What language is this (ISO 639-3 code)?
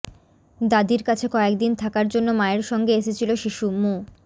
ben